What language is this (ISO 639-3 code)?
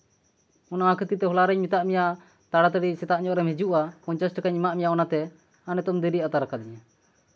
sat